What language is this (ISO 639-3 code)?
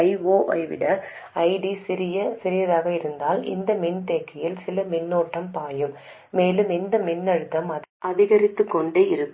tam